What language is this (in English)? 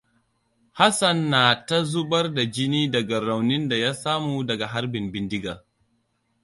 Hausa